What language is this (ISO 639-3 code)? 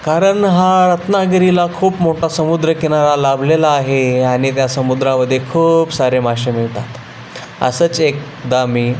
mar